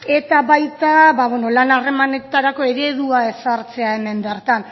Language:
Basque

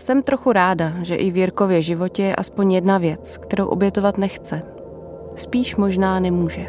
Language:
Czech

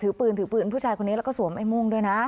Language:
Thai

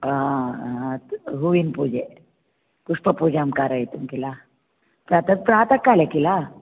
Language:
Sanskrit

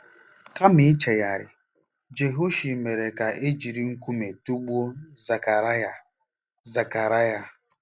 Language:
Igbo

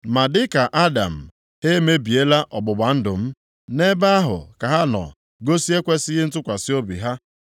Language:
Igbo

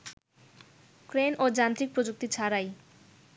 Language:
Bangla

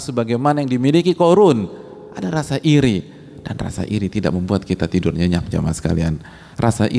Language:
Indonesian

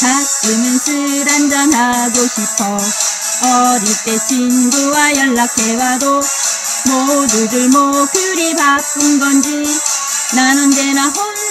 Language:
Korean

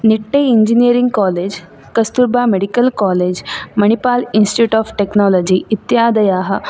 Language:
Sanskrit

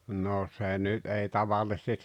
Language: Finnish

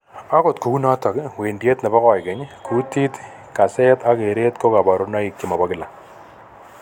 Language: Kalenjin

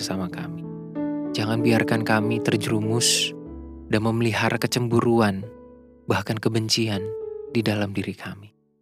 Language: Indonesian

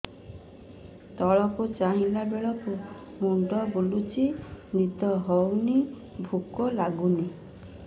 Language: Odia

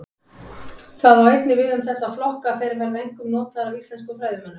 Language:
Icelandic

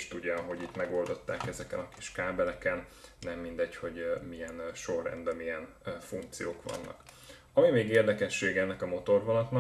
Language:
Hungarian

